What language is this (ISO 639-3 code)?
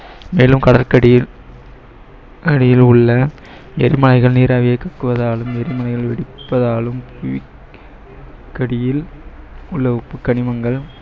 tam